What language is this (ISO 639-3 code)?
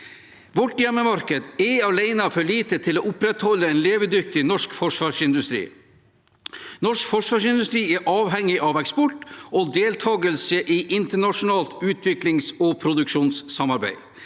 nor